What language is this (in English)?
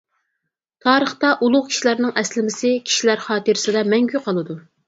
Uyghur